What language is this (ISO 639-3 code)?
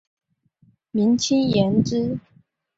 zho